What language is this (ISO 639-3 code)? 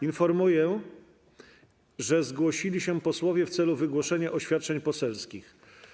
pol